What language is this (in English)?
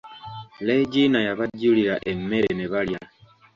Ganda